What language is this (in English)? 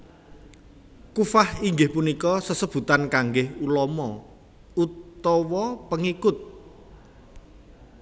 Javanese